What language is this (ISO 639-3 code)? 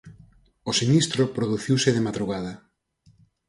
glg